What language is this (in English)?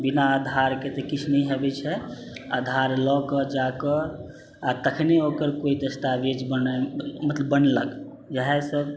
Maithili